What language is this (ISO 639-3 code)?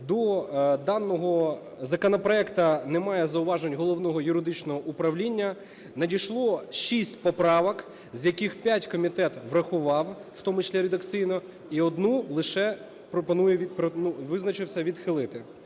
ukr